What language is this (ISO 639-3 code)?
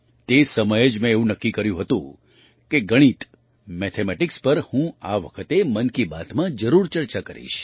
guj